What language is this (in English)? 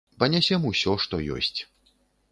Belarusian